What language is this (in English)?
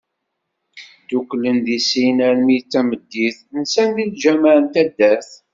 Kabyle